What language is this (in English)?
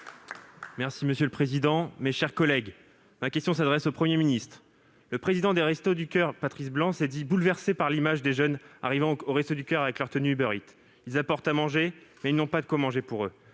French